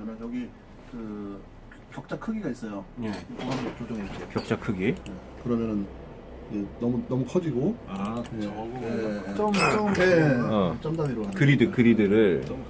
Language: Korean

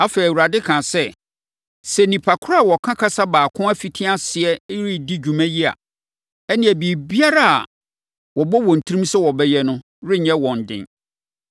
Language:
Akan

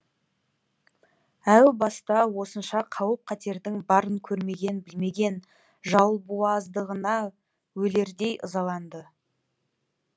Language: Kazakh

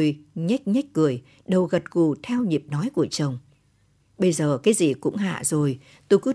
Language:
Vietnamese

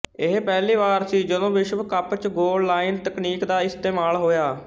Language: Punjabi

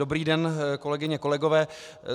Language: Czech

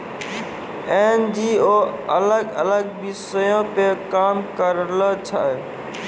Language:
Maithili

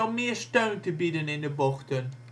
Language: Dutch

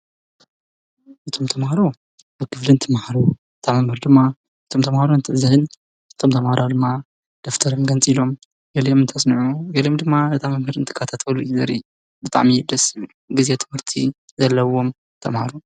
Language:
Tigrinya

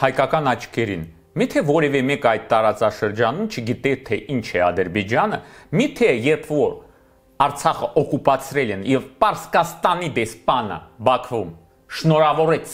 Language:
Romanian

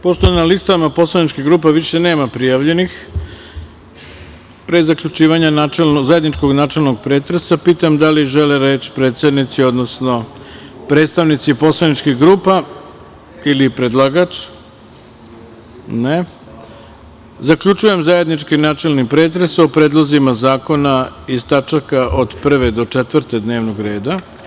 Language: Serbian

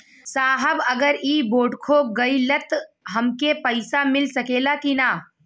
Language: Bhojpuri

